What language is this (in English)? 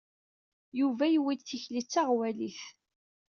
Kabyle